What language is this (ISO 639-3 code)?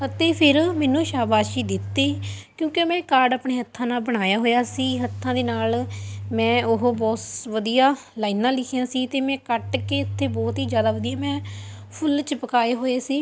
pan